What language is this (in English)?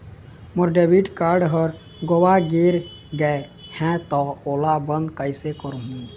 Chhattisgarhi